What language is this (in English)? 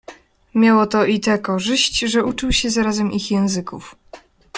Polish